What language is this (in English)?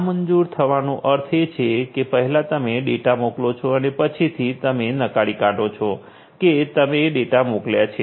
Gujarati